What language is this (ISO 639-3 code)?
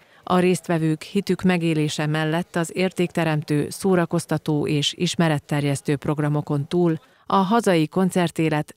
hun